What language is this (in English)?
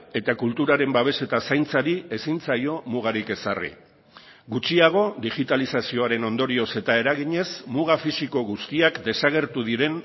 Basque